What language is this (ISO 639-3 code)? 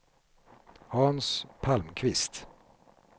swe